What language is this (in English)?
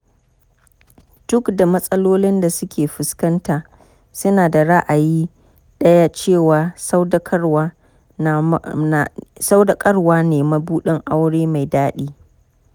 Hausa